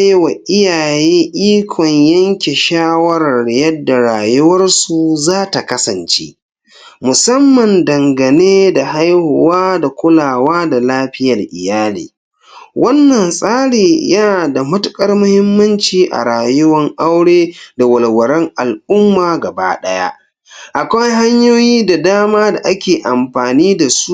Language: Hausa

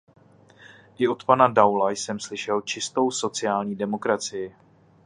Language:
Czech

